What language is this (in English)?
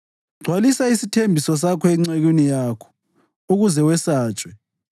North Ndebele